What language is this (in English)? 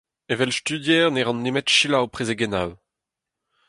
Breton